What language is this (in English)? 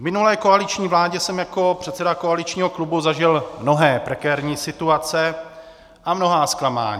Czech